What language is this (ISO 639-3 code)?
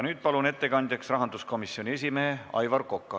est